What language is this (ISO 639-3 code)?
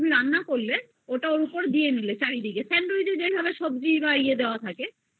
ben